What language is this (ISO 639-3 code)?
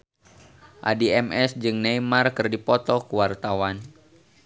sun